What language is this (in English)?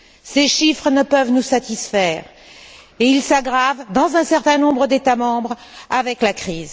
French